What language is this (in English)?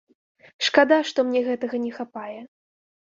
Belarusian